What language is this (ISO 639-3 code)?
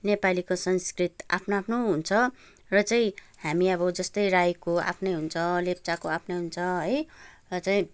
nep